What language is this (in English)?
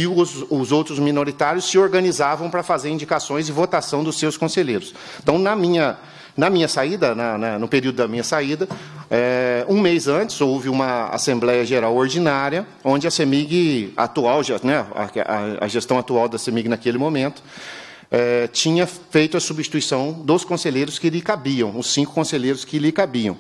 Portuguese